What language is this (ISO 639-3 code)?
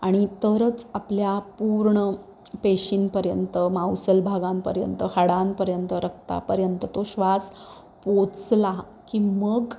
mar